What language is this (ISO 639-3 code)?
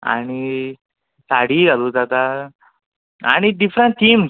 kok